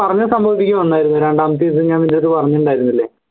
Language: Malayalam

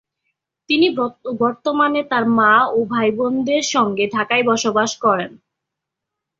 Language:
Bangla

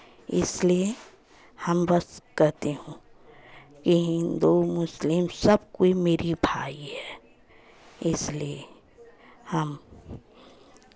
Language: Hindi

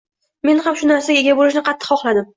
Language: Uzbek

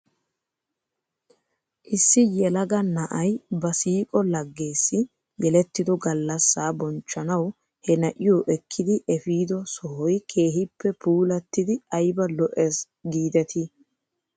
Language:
Wolaytta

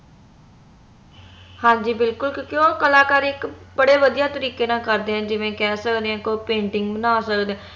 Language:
Punjabi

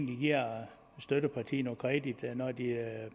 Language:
Danish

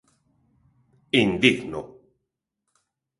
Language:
Galician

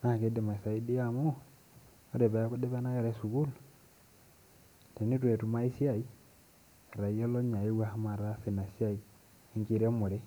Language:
Masai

